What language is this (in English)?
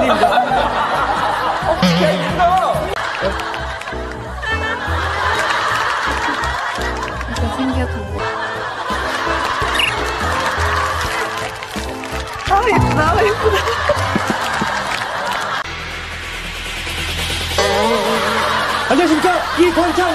Korean